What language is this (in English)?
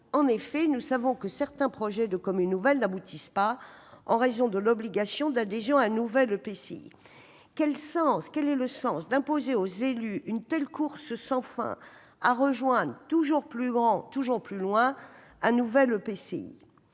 French